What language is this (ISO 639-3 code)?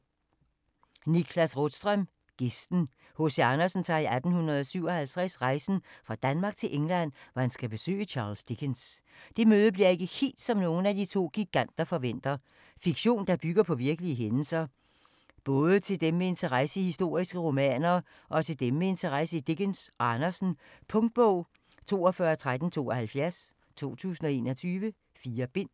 dan